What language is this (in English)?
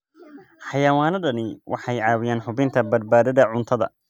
Somali